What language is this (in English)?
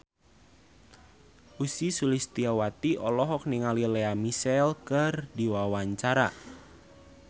Sundanese